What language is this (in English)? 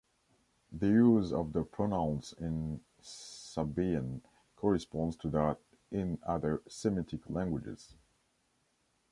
English